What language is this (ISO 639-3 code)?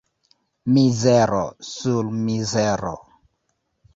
epo